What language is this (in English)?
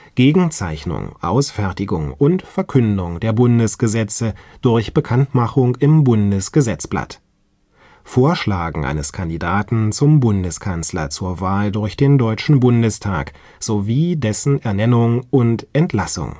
German